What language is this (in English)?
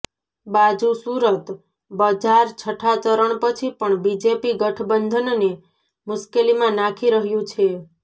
Gujarati